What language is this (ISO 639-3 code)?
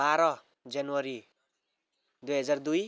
nep